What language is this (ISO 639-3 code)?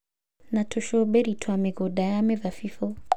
kik